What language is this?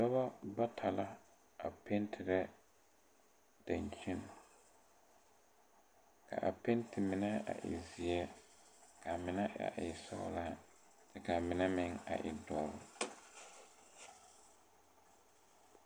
Southern Dagaare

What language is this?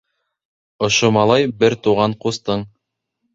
Bashkir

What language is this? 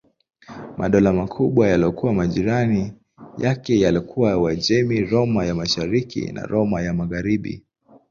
Swahili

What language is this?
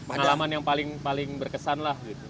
Indonesian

